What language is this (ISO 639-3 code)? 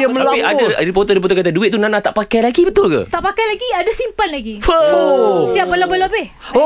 msa